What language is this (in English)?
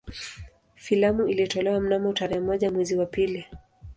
Swahili